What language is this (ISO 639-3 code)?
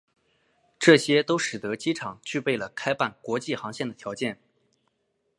zho